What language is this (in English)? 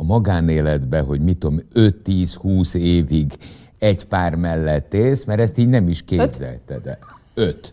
Hungarian